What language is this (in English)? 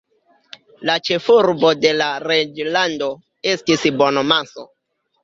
Esperanto